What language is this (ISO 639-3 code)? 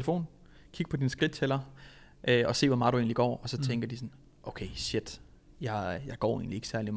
dan